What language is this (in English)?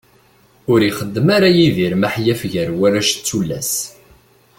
Kabyle